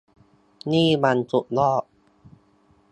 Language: Thai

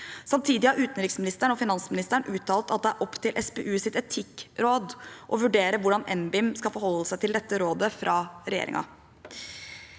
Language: Norwegian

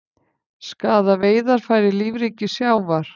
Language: Icelandic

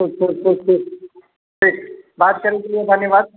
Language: Maithili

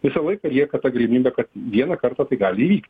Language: Lithuanian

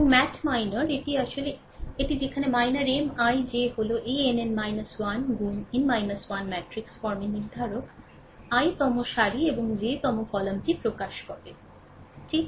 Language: Bangla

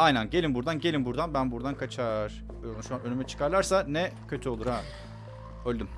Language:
Turkish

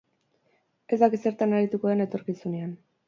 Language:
Basque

